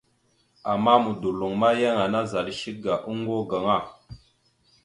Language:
Mada (Cameroon)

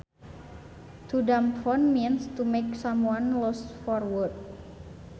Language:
Sundanese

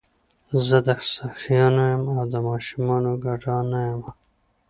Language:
Pashto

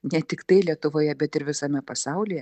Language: Lithuanian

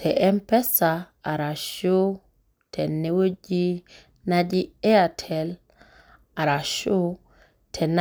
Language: Masai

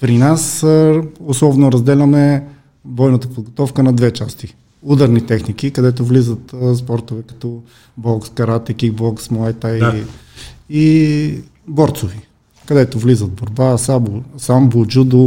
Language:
Bulgarian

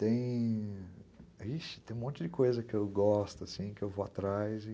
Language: Portuguese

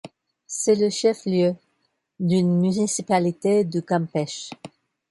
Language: French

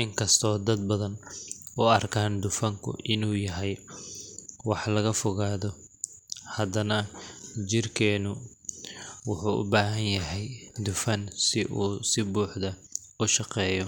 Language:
Somali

